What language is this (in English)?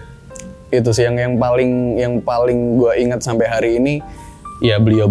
Indonesian